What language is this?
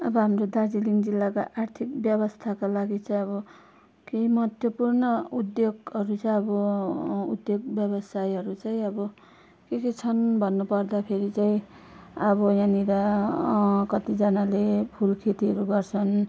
Nepali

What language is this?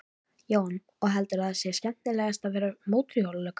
Icelandic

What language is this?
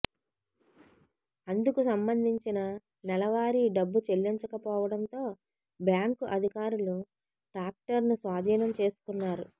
Telugu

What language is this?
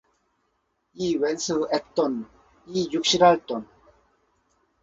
Korean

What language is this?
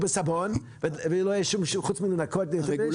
Hebrew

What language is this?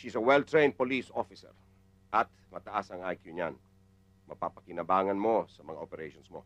Filipino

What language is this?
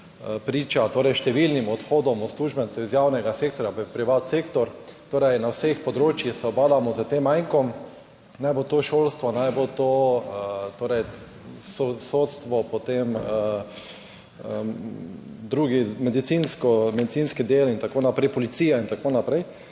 Slovenian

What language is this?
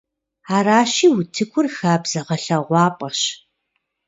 Kabardian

